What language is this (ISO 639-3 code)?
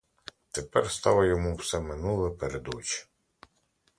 ukr